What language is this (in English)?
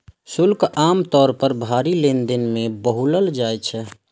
Maithili